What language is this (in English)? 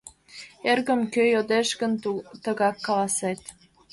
Mari